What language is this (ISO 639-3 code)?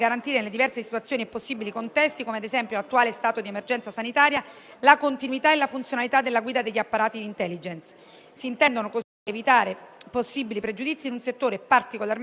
ita